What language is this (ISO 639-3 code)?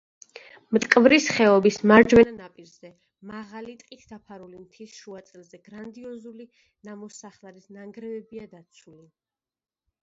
kat